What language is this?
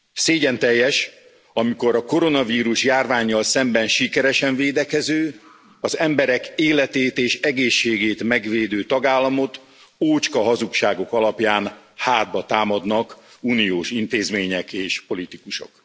Hungarian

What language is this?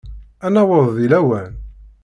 Kabyle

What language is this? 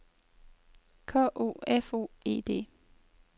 Danish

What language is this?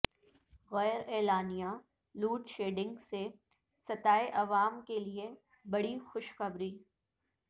Urdu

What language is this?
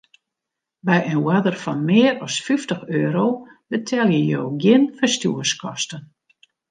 Western Frisian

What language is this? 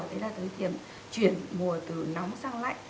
Vietnamese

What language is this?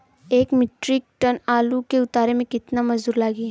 Bhojpuri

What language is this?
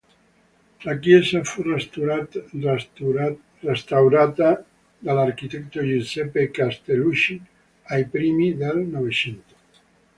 Italian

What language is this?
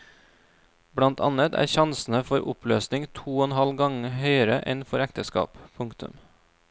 Norwegian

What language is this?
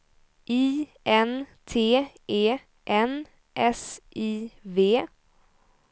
Swedish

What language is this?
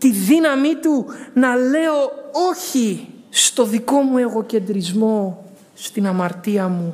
Greek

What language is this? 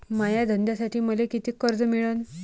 Marathi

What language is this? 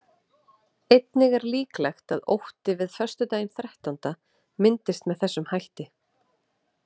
Icelandic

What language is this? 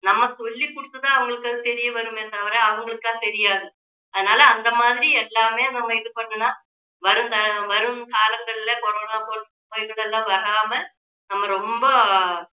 Tamil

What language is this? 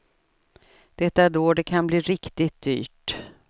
Swedish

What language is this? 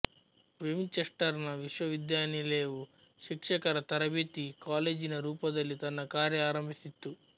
Kannada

